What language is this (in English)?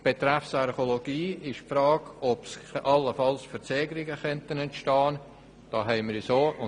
Swiss German